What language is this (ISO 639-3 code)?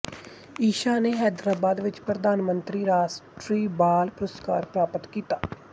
pan